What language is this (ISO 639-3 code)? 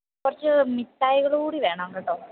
mal